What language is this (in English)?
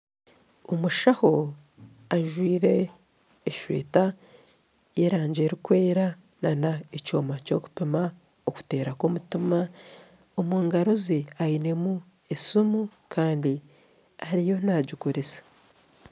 Nyankole